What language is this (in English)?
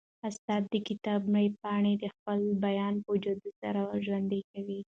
Pashto